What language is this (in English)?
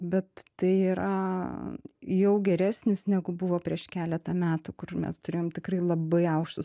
Lithuanian